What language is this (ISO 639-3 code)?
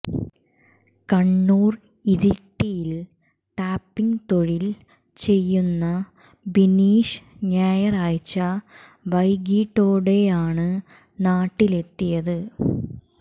mal